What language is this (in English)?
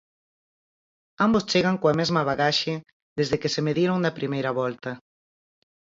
Galician